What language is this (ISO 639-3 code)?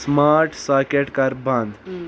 kas